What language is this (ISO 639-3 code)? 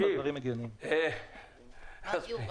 heb